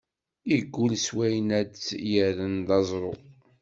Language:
Kabyle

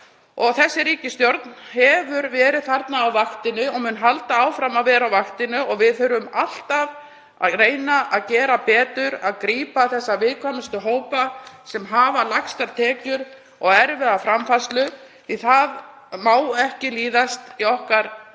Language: Icelandic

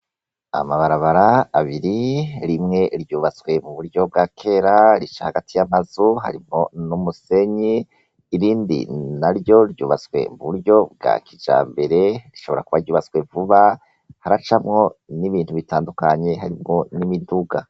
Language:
Rundi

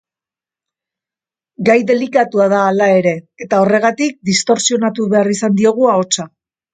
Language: Basque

